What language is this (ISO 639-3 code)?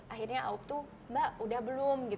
ind